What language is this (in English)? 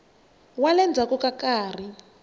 Tsonga